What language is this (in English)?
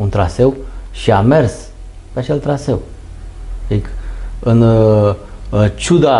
Romanian